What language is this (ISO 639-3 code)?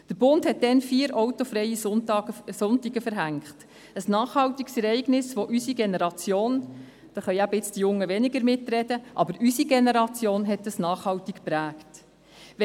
gsw